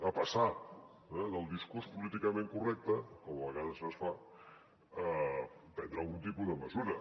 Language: Catalan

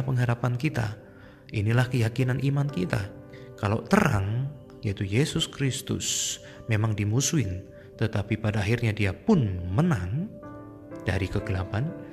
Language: Indonesian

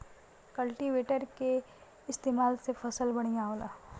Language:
Bhojpuri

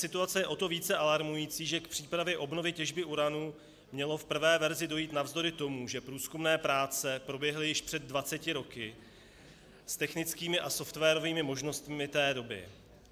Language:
Czech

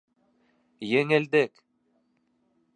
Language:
Bashkir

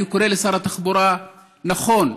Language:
Hebrew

